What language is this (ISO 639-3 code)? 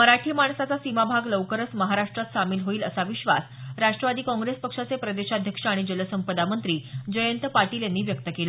mar